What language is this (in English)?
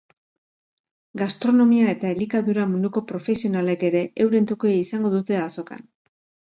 Basque